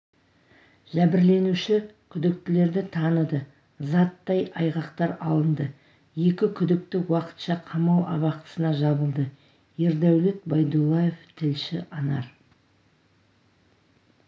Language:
Kazakh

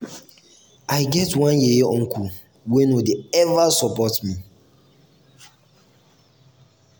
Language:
Nigerian Pidgin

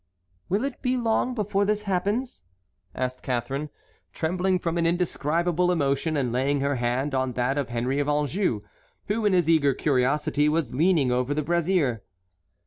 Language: English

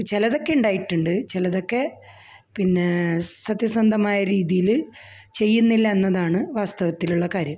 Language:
Malayalam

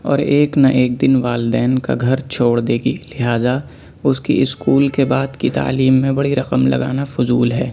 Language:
Urdu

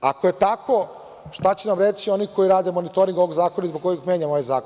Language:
Serbian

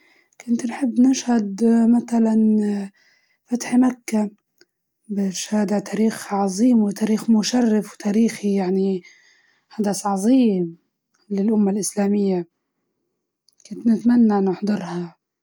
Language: Libyan Arabic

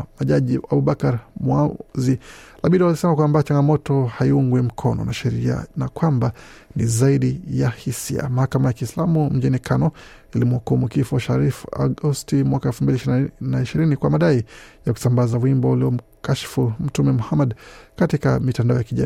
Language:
Swahili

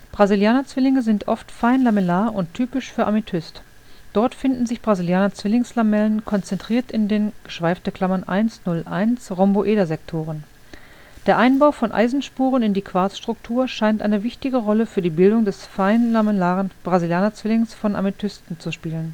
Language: German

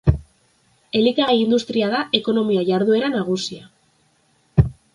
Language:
Basque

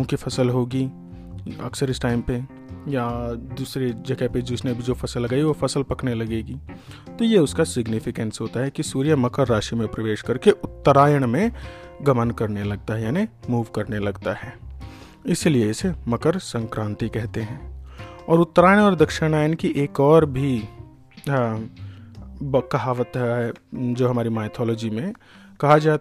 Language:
Hindi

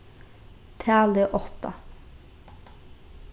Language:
Faroese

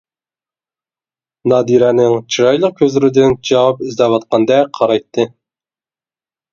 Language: Uyghur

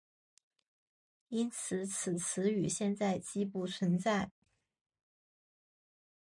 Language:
Chinese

